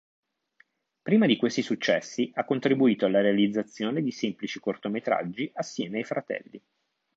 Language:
Italian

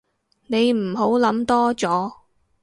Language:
Cantonese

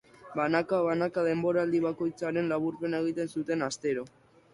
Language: Basque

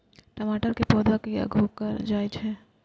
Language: Maithili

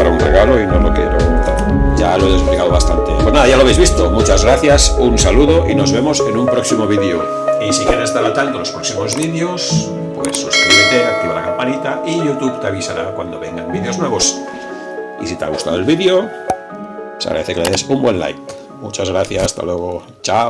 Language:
Spanish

